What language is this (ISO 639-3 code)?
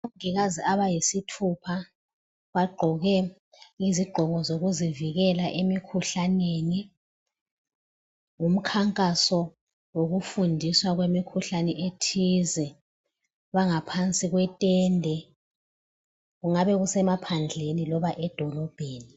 nde